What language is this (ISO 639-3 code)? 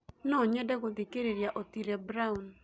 kik